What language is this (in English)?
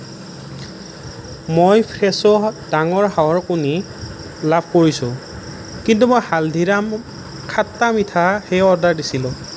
Assamese